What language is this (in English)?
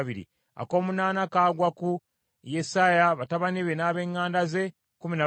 Ganda